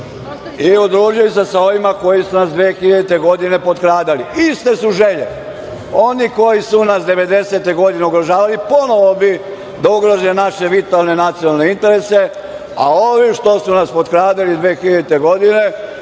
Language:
Serbian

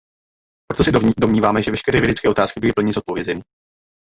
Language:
Czech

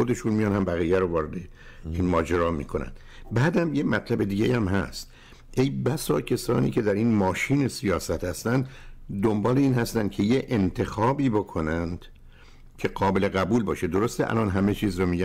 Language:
Persian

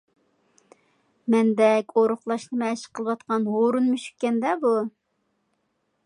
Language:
Uyghur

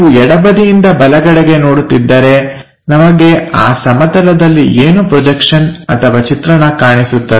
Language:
Kannada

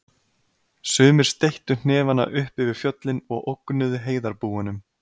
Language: Icelandic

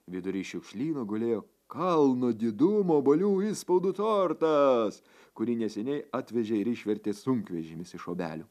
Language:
Lithuanian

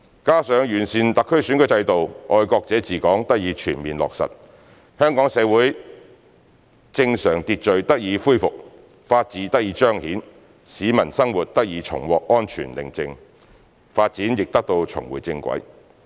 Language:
Cantonese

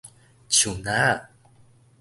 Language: Min Nan Chinese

